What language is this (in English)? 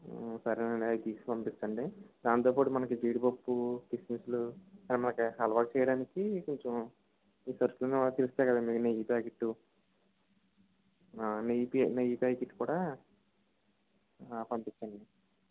Telugu